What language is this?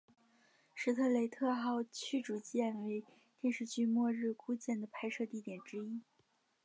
Chinese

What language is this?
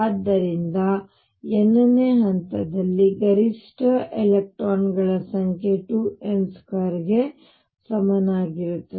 Kannada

